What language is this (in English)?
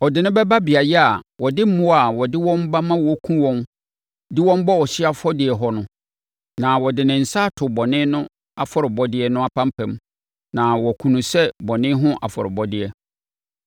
Akan